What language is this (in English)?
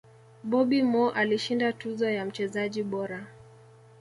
Swahili